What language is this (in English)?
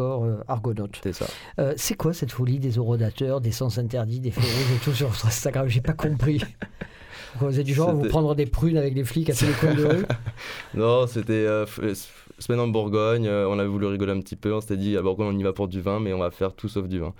French